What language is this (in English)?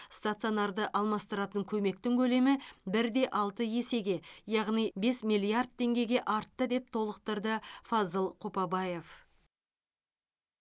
Kazakh